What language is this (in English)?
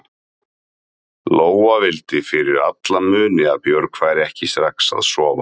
Icelandic